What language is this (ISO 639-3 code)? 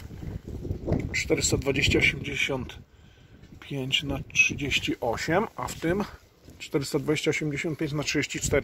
pol